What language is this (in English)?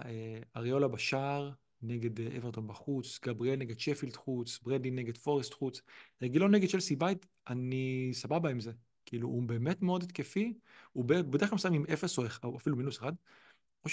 Hebrew